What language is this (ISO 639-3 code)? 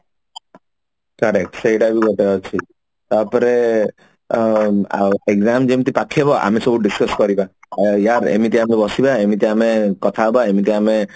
ori